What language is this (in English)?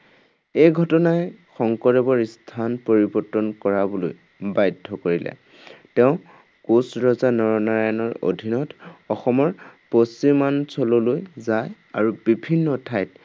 Assamese